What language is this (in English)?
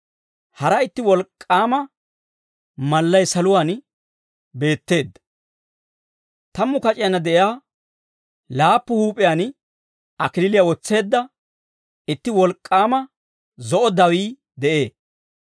Dawro